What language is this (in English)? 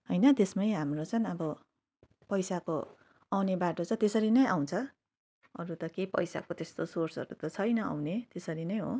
Nepali